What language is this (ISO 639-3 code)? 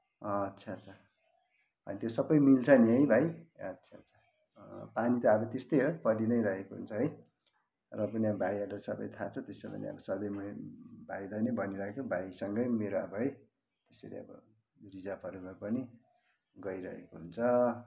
nep